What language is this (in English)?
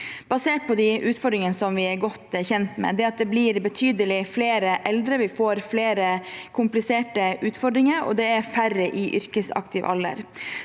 Norwegian